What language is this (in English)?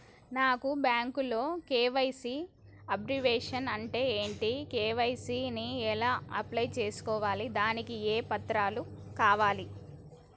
Telugu